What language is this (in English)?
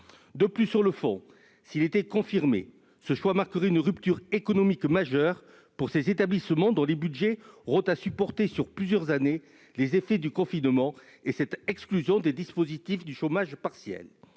French